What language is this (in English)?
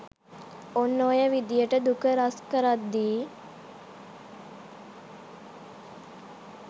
Sinhala